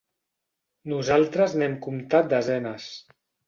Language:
Catalan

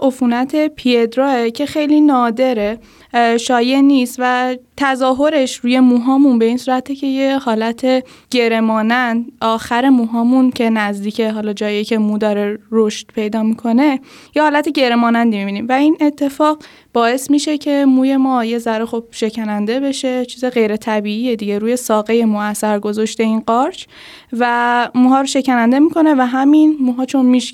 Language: Persian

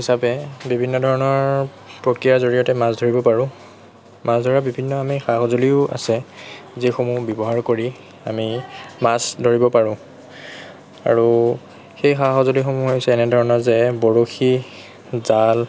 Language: Assamese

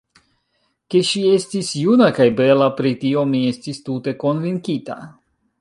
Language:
Esperanto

